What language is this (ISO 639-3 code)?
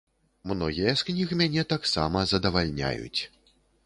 bel